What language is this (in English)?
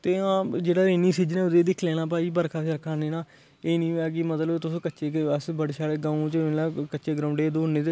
Dogri